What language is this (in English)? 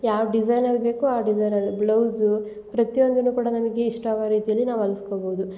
Kannada